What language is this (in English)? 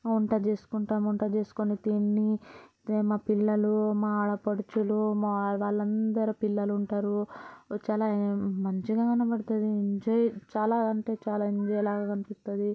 Telugu